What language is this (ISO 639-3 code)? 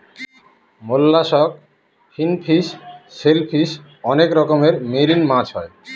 ben